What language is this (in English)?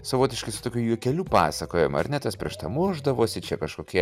Lithuanian